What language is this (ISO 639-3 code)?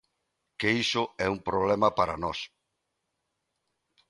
glg